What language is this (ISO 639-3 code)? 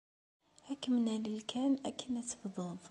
kab